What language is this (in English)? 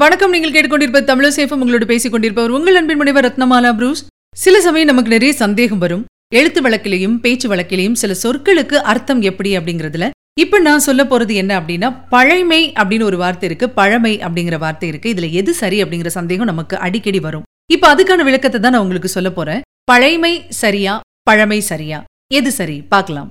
Tamil